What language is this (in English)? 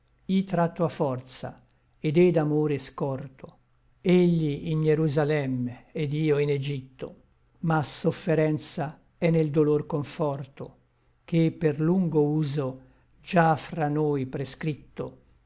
Italian